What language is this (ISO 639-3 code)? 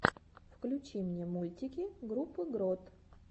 rus